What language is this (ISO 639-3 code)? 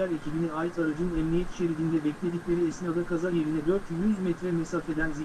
tur